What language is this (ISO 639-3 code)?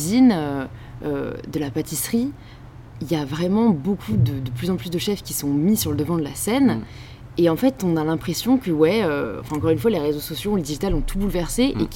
fra